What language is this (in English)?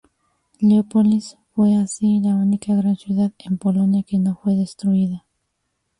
Spanish